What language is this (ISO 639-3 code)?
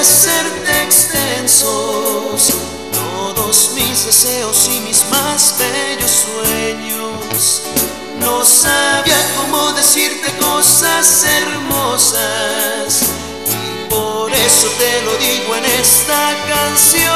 spa